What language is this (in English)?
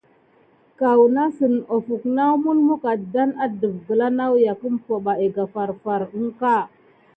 Gidar